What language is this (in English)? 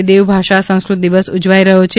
Gujarati